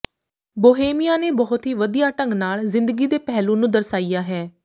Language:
Punjabi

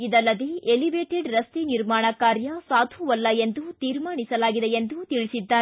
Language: Kannada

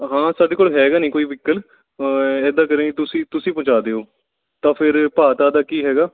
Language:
Punjabi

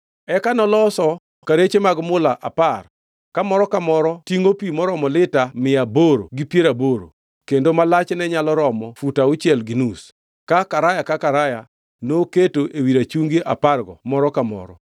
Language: Luo (Kenya and Tanzania)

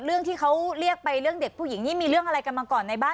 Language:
Thai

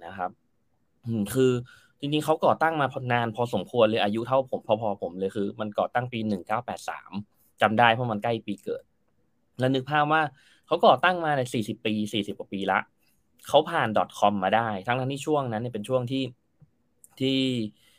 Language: Thai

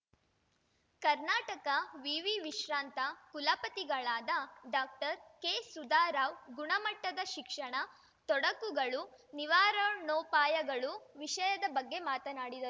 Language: Kannada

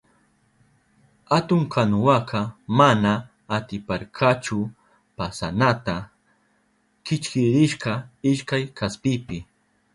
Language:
Southern Pastaza Quechua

